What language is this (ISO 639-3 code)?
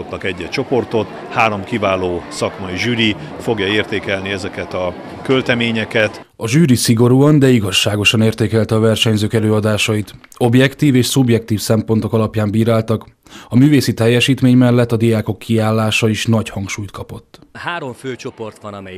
hun